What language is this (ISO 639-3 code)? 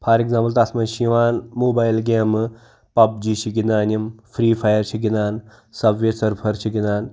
kas